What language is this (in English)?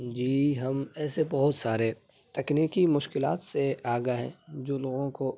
Urdu